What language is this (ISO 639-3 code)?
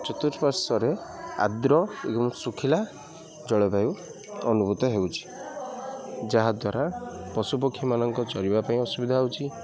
ori